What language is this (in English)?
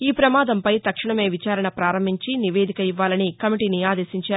Telugu